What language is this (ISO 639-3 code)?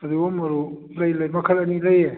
mni